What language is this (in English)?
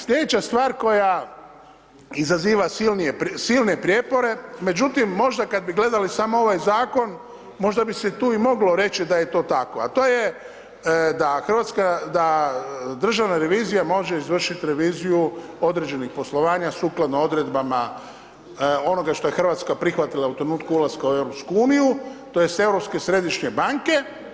Croatian